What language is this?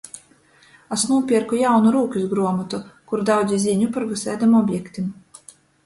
Latgalian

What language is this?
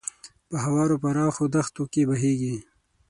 Pashto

